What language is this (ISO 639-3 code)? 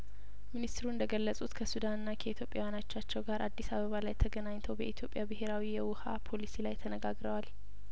amh